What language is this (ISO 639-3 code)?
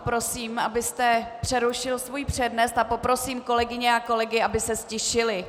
ces